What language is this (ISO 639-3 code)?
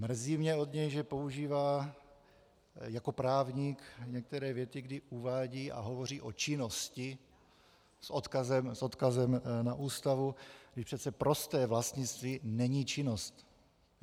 ces